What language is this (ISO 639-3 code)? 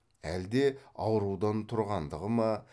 kaz